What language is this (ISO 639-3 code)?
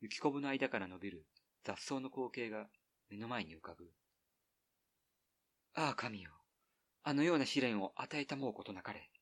jpn